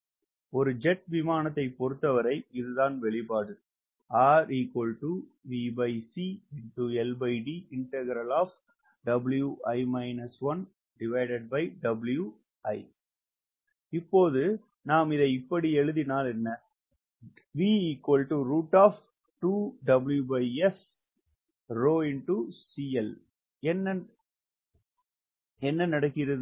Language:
Tamil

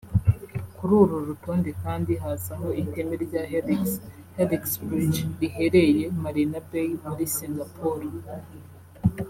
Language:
Kinyarwanda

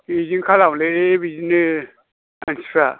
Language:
Bodo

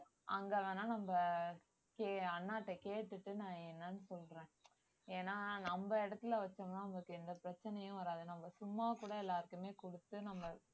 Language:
Tamil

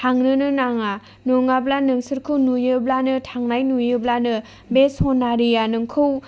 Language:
Bodo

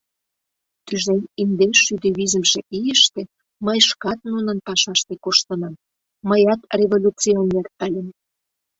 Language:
Mari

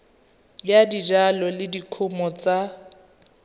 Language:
Tswana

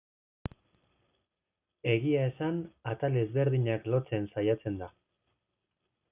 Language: Basque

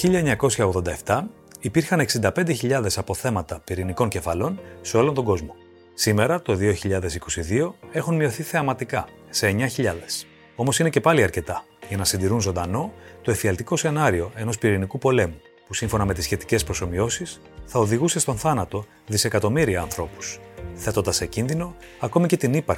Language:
Greek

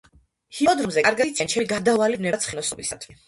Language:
Georgian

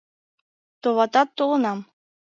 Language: Mari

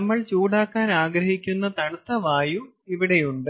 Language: Malayalam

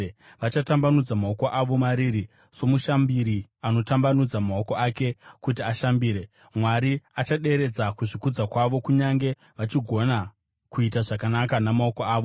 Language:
Shona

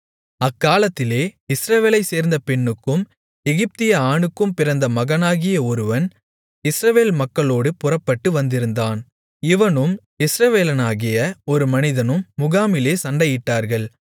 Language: Tamil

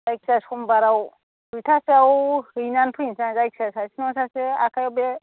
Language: Bodo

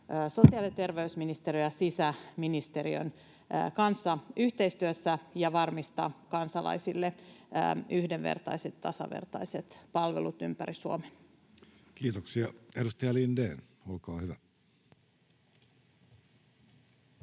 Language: Finnish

